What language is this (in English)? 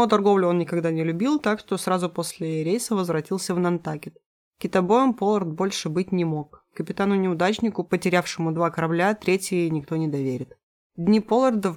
Russian